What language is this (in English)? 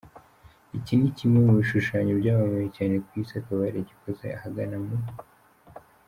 Kinyarwanda